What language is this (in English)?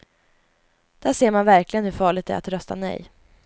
Swedish